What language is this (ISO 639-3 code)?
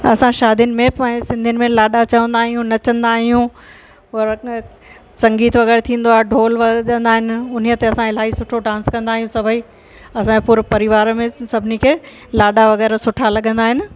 snd